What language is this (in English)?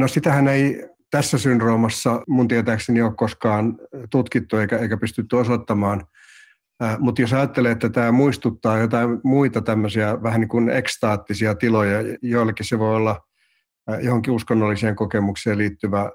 Finnish